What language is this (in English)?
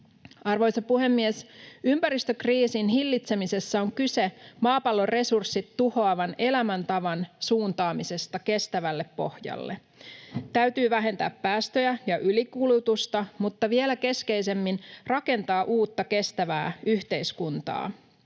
Finnish